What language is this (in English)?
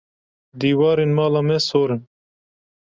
Kurdish